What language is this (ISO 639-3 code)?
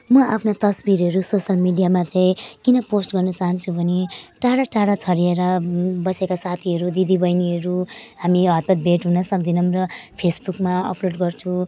nep